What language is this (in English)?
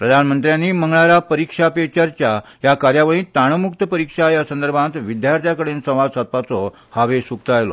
Konkani